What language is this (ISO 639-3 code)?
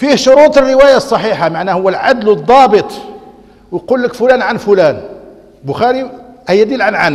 ara